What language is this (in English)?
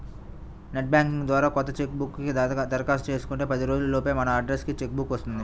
Telugu